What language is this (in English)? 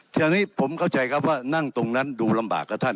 Thai